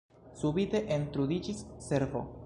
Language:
Esperanto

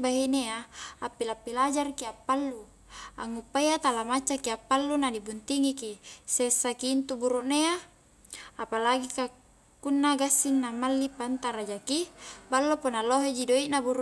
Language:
Highland Konjo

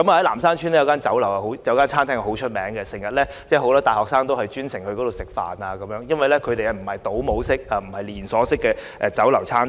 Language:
Cantonese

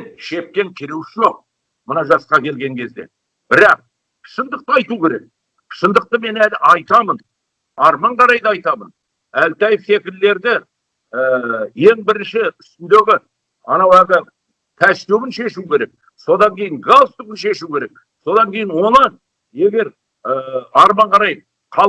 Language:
Kazakh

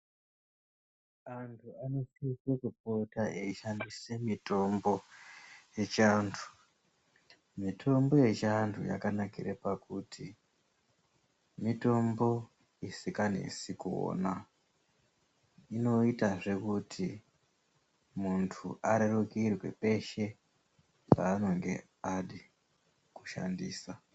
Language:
Ndau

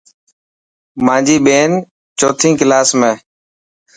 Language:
Dhatki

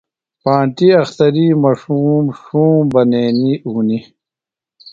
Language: Phalura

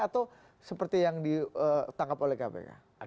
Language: Indonesian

